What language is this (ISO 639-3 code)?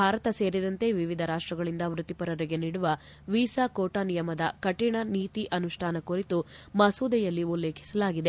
kan